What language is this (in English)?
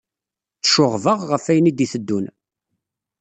Kabyle